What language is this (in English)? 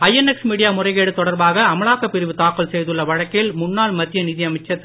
Tamil